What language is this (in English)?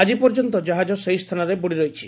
Odia